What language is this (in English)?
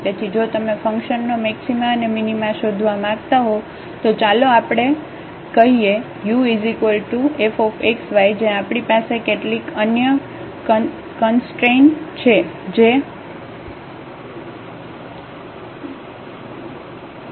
Gujarati